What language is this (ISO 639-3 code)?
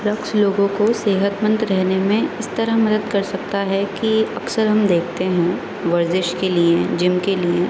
urd